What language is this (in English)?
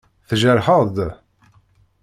Kabyle